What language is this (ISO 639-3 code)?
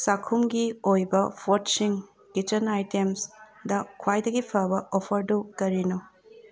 mni